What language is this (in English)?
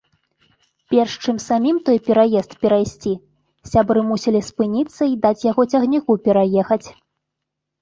Belarusian